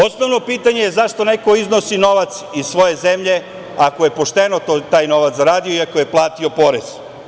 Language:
Serbian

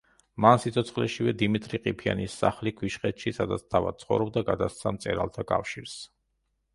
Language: Georgian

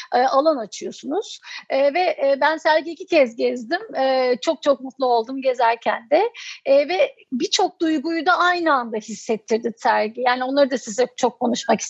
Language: Turkish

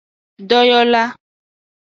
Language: Aja (Benin)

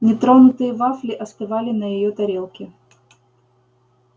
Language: Russian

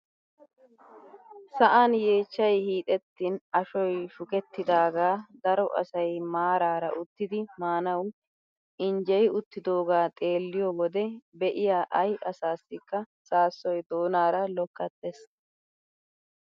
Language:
Wolaytta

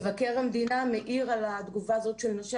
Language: Hebrew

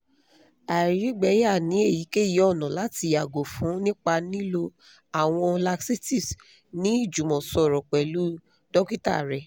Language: Yoruba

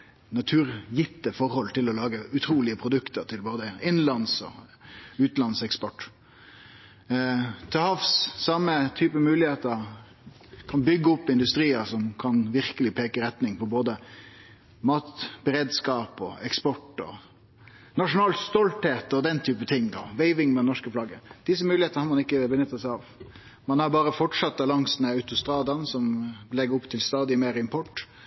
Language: Norwegian Nynorsk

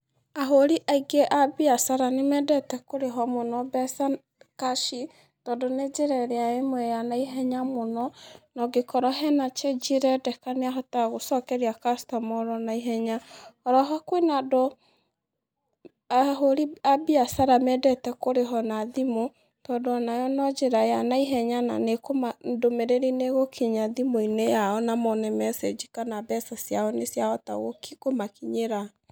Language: Kikuyu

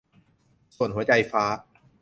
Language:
Thai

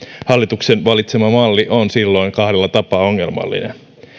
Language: Finnish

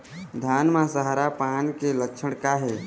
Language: Chhattisgarhi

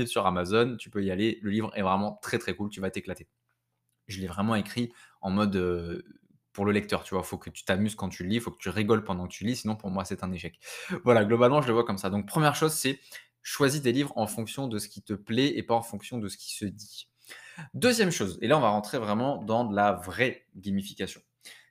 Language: French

